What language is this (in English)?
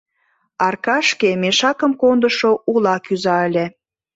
Mari